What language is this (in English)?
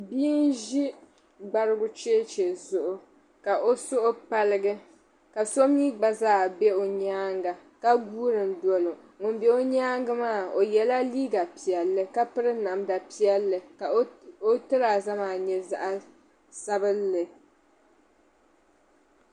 Dagbani